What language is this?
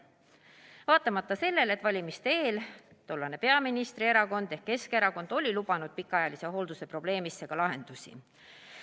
Estonian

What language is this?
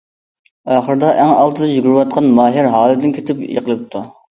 Uyghur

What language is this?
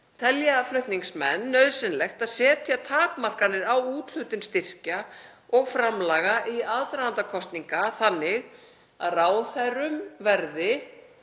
Icelandic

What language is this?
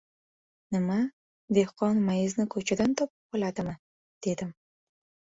Uzbek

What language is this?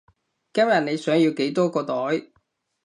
Cantonese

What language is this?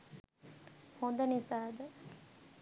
Sinhala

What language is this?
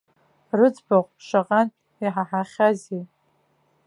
Abkhazian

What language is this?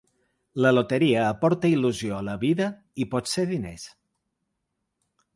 Catalan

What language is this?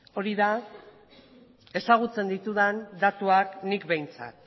Basque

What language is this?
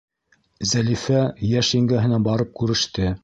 Bashkir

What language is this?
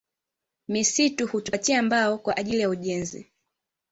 Swahili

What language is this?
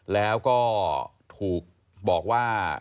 Thai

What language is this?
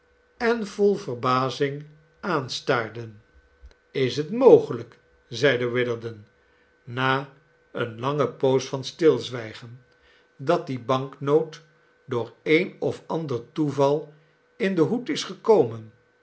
Dutch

